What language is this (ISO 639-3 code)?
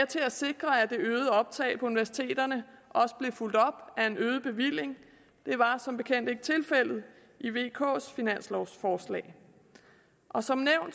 dan